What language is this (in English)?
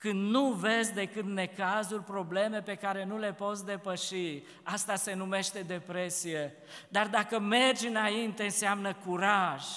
Romanian